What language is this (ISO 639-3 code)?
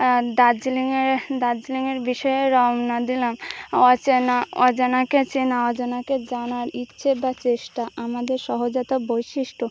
ben